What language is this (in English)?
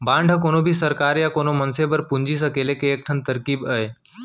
Chhattisgarhi